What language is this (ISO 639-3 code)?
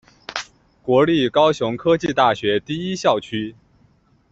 zho